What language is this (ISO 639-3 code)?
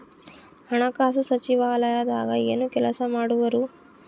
kan